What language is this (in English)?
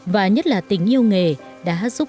Vietnamese